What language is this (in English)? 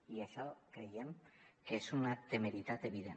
Catalan